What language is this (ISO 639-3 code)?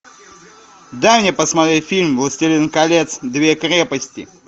rus